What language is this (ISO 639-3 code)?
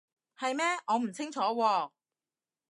yue